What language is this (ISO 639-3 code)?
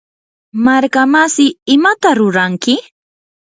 qur